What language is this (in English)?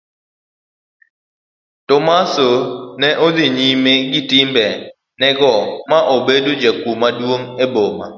Luo (Kenya and Tanzania)